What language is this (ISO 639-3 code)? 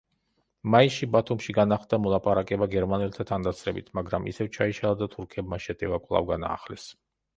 kat